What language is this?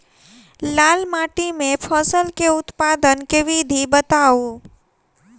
Maithili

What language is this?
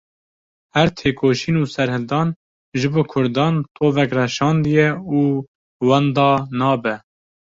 Kurdish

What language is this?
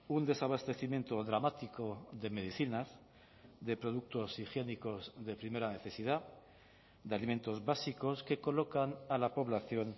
Spanish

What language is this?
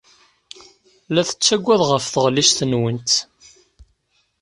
Kabyle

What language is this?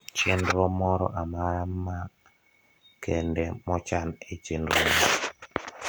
Luo (Kenya and Tanzania)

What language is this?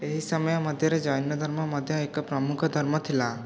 Odia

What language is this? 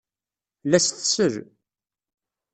Kabyle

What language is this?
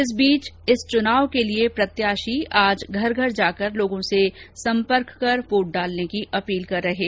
Hindi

